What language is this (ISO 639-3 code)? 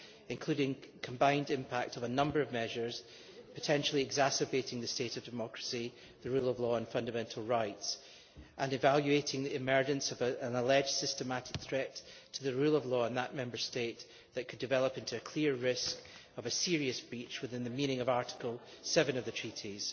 eng